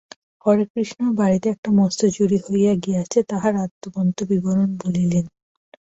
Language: Bangla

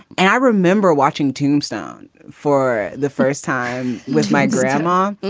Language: English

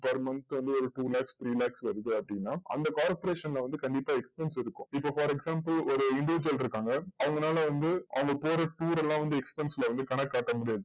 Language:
Tamil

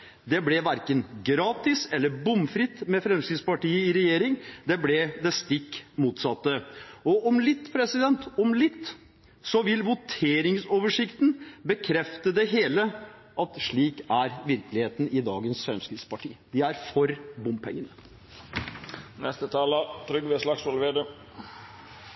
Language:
Norwegian Bokmål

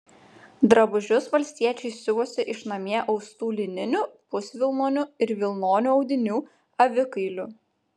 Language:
Lithuanian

